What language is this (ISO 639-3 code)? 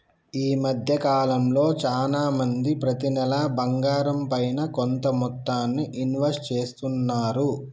tel